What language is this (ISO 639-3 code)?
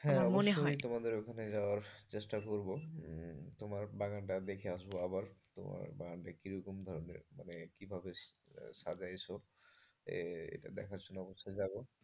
ben